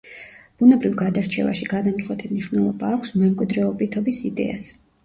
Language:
Georgian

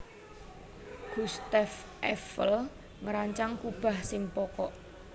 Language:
Javanese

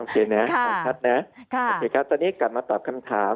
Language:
Thai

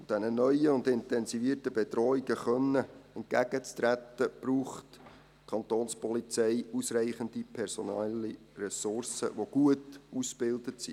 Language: Swiss German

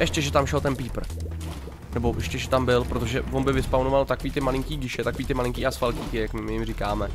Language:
Czech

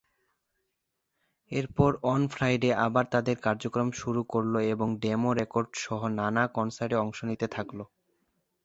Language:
Bangla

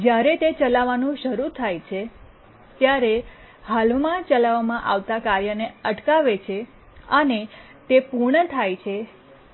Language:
Gujarati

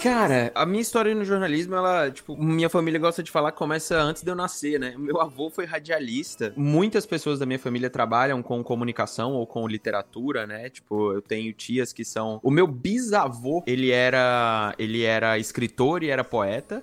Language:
Portuguese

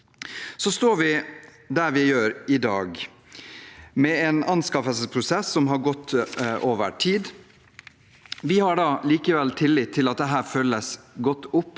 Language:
Norwegian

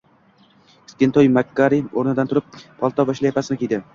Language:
Uzbek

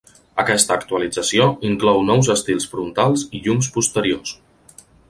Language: Catalan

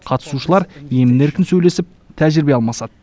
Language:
Kazakh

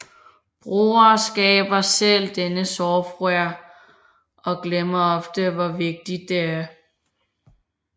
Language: Danish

